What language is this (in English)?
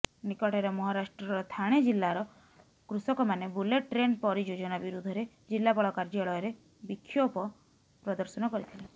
Odia